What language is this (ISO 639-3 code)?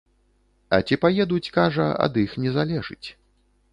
bel